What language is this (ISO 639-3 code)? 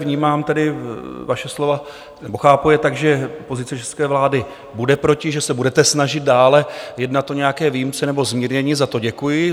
ces